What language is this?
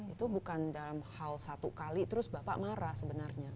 Indonesian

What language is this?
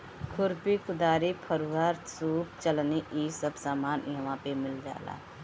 Bhojpuri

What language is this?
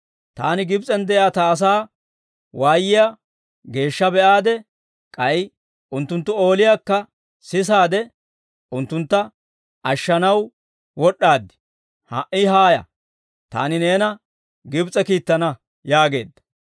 Dawro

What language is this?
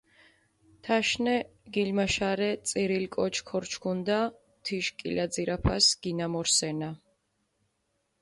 Mingrelian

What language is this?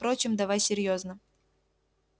Russian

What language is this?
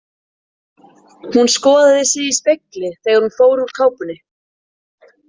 Icelandic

